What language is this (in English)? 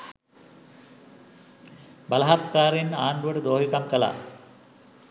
Sinhala